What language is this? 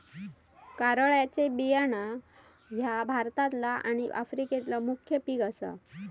Marathi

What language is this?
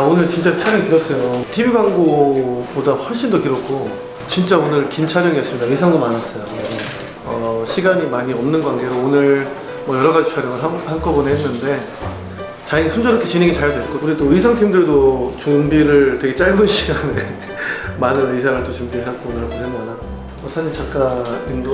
Korean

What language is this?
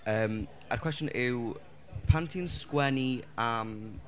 Welsh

